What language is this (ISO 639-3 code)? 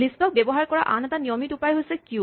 asm